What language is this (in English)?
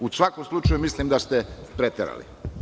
Serbian